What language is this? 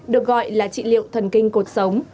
Vietnamese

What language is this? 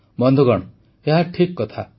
Odia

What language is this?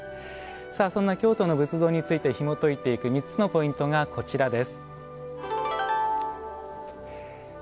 Japanese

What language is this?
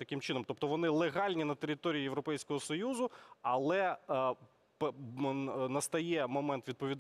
Ukrainian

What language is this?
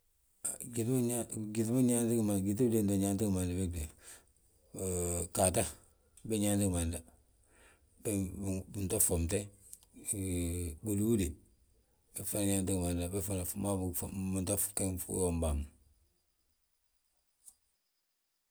Balanta-Ganja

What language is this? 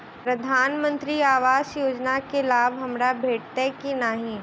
Maithili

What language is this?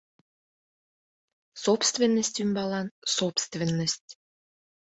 Mari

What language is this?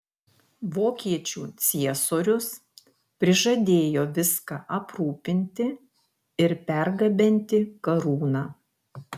Lithuanian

